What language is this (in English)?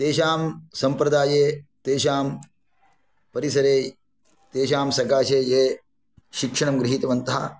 Sanskrit